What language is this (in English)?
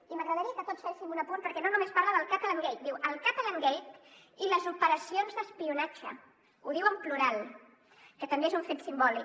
Catalan